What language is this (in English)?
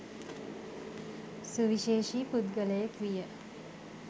Sinhala